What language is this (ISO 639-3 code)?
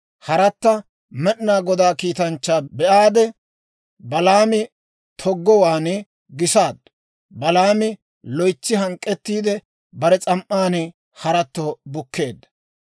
dwr